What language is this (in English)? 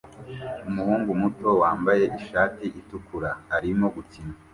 Kinyarwanda